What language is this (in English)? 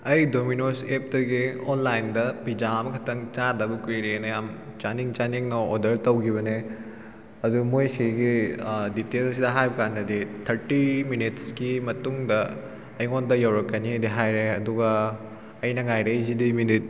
Manipuri